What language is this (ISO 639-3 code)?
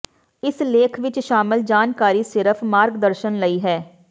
pan